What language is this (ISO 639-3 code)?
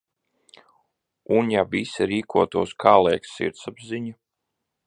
lav